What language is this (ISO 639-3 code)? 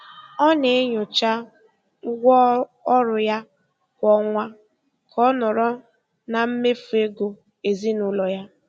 ibo